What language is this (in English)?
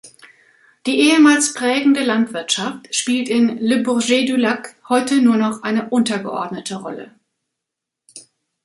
German